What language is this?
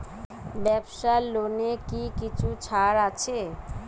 Bangla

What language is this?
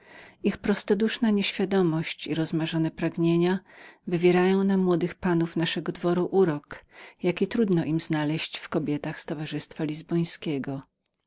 Polish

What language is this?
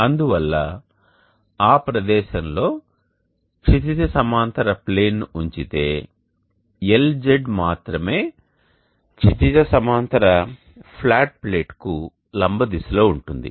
Telugu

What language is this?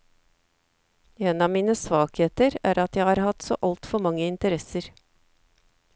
Norwegian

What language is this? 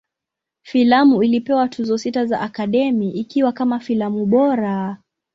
Swahili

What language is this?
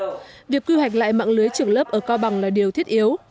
Vietnamese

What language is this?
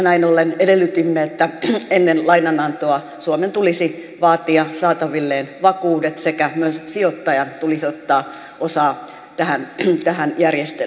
Finnish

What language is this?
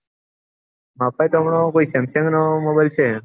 Gujarati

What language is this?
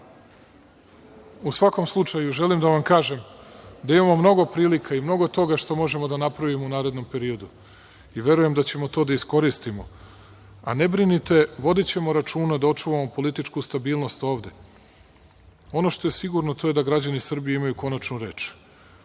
Serbian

